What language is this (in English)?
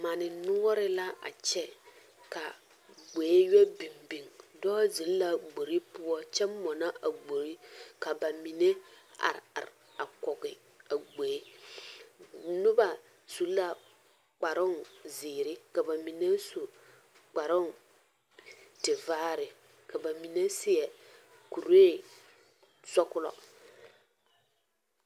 Southern Dagaare